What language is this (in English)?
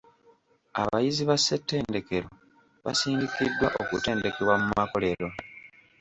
Ganda